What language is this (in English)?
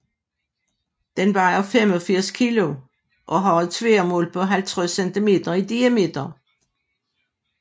Danish